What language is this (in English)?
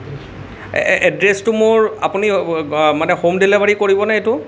Assamese